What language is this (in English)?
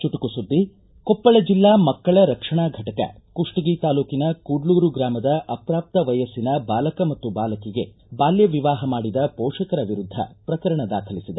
Kannada